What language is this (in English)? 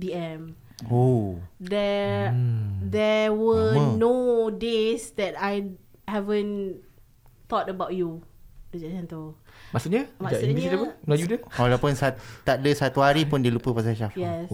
Malay